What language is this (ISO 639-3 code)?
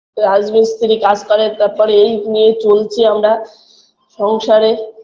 ben